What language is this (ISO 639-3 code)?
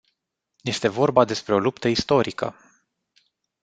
ron